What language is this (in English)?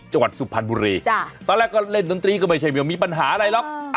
Thai